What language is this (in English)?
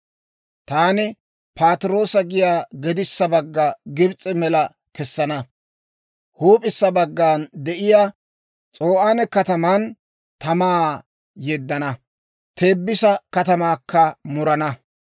Dawro